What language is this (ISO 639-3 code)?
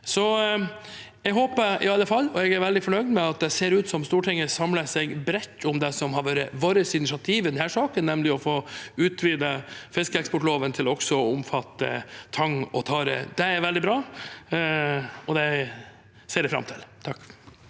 nor